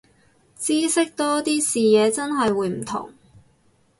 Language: Cantonese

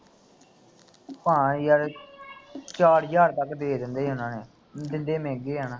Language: Punjabi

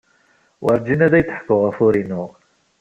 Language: Kabyle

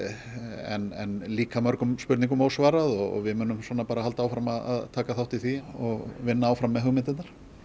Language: Icelandic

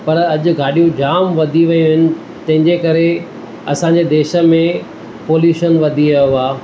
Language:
Sindhi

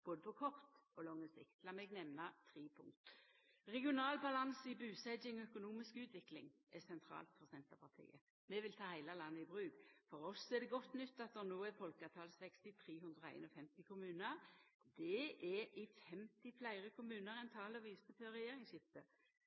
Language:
Norwegian Nynorsk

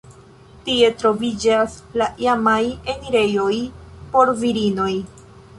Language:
Esperanto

